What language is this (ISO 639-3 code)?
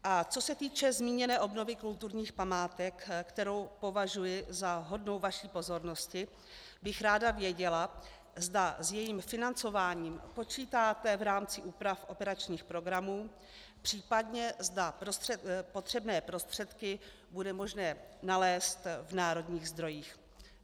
ces